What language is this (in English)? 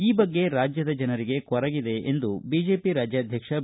Kannada